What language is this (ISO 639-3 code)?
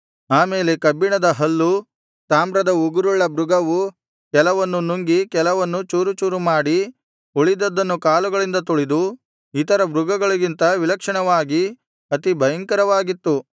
kan